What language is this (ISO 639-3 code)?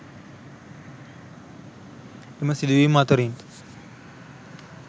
sin